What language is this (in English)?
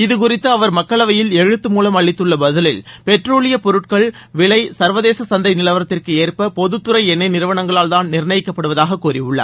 Tamil